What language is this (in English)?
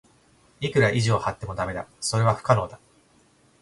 Japanese